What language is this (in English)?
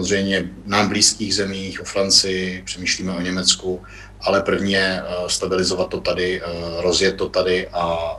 Czech